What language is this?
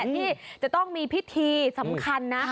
Thai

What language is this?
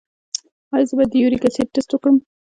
Pashto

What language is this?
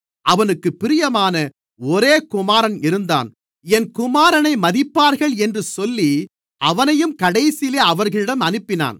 Tamil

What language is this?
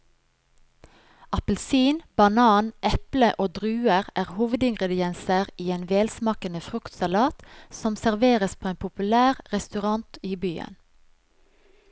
Norwegian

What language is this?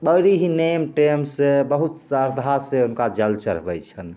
Maithili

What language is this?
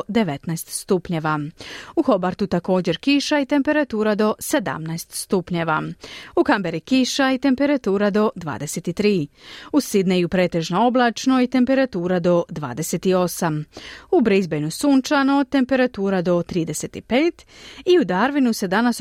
Croatian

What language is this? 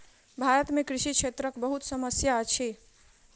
Maithili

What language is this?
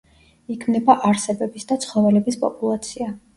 Georgian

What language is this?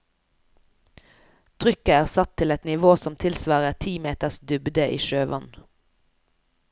Norwegian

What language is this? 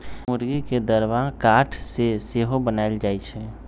Magahi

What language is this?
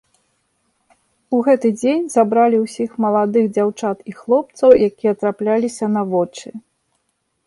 Belarusian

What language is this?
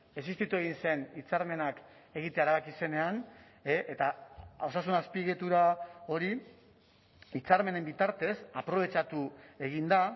Basque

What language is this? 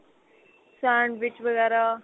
Punjabi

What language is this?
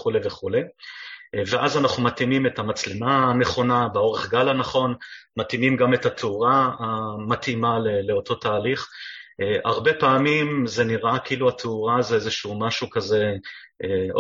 Hebrew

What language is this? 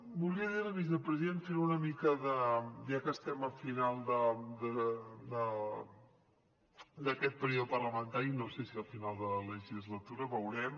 Catalan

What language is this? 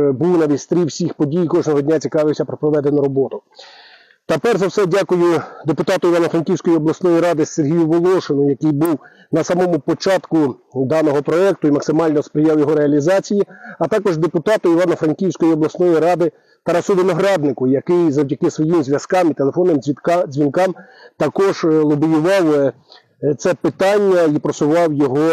Ukrainian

